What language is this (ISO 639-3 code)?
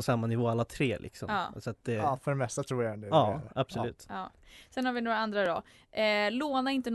swe